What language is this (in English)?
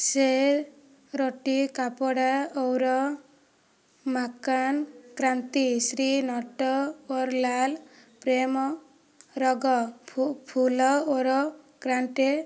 Odia